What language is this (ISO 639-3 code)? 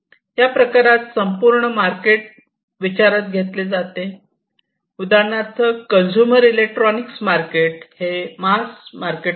mar